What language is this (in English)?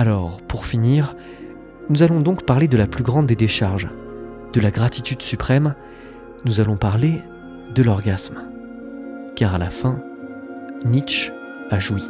French